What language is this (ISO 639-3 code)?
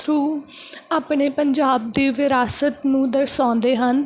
pan